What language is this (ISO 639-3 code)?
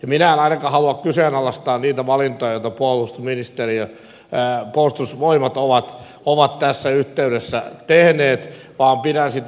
fin